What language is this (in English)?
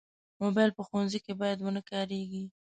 Pashto